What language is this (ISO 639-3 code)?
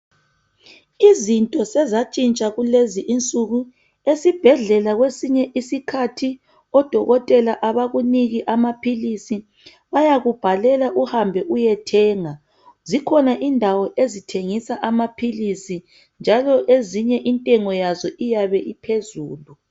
nde